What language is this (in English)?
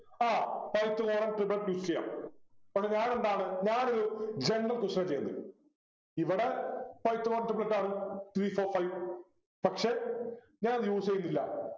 Malayalam